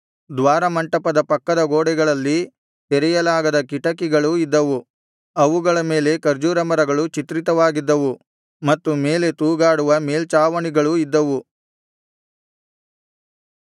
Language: Kannada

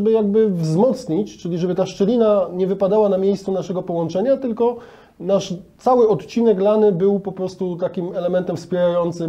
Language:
Polish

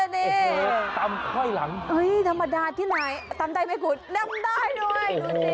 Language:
Thai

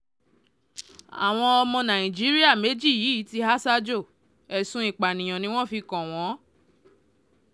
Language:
Yoruba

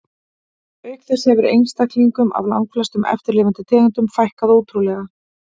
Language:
Icelandic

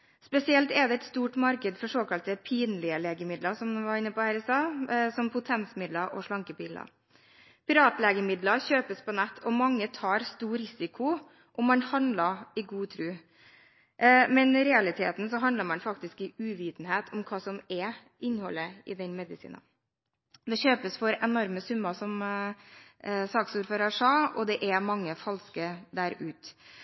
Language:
Norwegian Bokmål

